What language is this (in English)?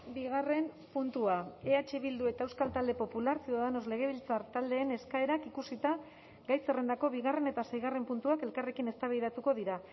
Basque